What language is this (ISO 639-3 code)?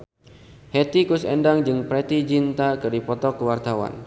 sun